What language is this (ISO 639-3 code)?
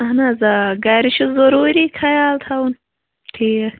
kas